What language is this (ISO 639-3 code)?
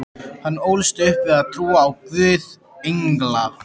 isl